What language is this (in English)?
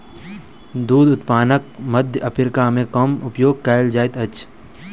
Maithili